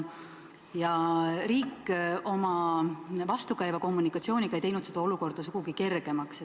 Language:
Estonian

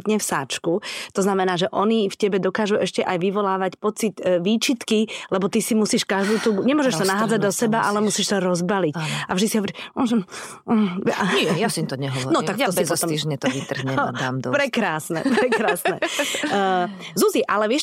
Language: Slovak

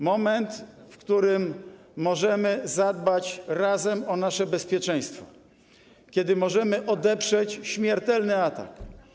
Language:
Polish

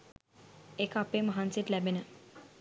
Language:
Sinhala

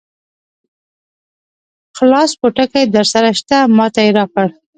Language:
Pashto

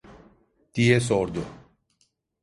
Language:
Turkish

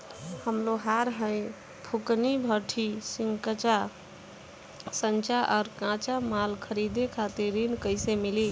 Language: Bhojpuri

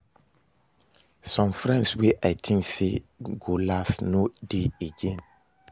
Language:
Nigerian Pidgin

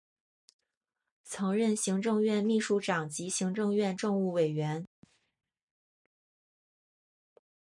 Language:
Chinese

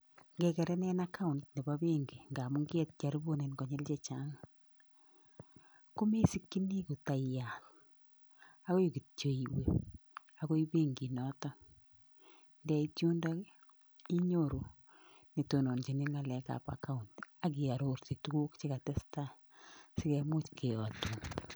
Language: Kalenjin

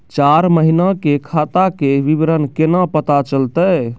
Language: Maithili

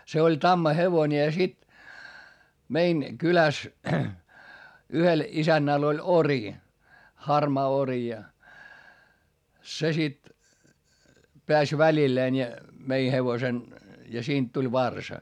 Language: Finnish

